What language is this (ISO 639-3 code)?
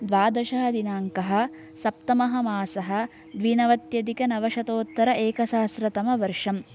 san